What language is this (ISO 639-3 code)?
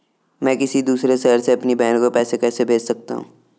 hin